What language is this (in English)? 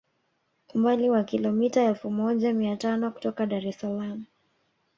Swahili